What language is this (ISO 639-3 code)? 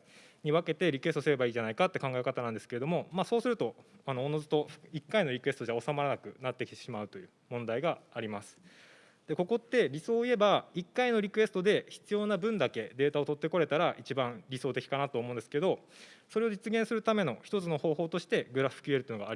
jpn